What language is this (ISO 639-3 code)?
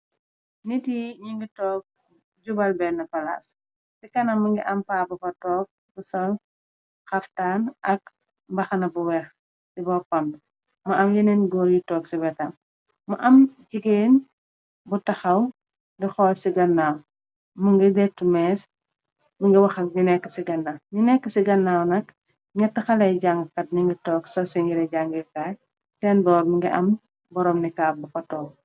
wol